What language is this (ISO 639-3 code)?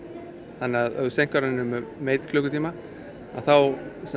isl